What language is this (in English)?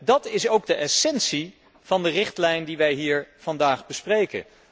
Dutch